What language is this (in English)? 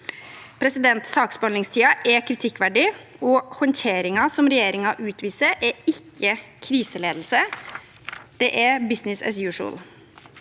Norwegian